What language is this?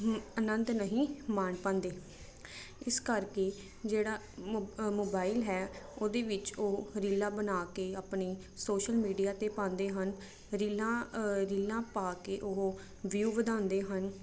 Punjabi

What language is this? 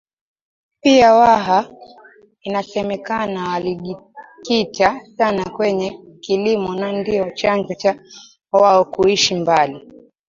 Swahili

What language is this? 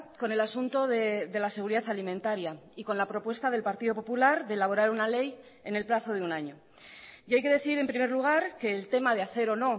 Spanish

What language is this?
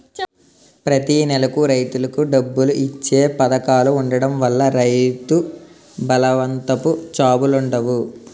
Telugu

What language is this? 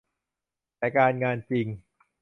Thai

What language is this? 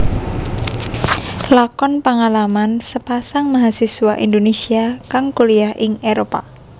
Javanese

